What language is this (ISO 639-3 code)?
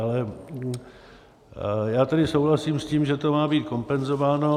ces